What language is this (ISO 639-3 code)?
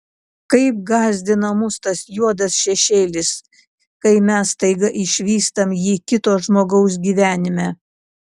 lit